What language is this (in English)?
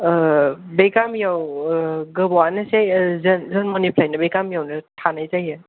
Bodo